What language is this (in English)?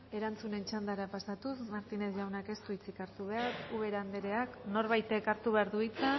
Basque